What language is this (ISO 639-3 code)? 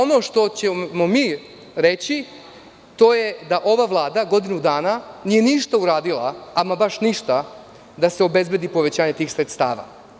srp